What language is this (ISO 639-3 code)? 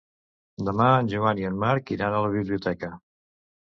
cat